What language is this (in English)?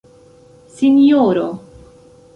Esperanto